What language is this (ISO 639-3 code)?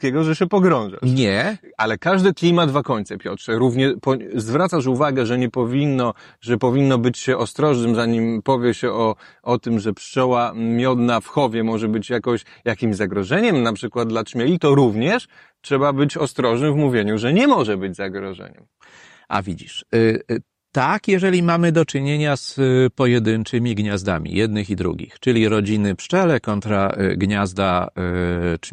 pol